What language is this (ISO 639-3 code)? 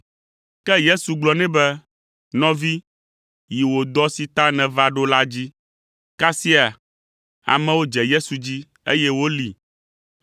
ewe